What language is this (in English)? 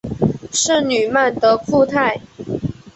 Chinese